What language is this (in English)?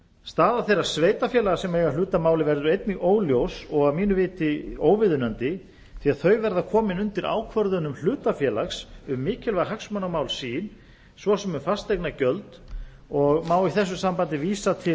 Icelandic